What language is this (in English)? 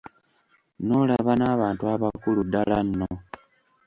Ganda